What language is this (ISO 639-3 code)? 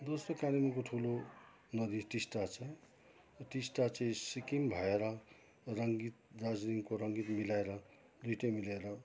nep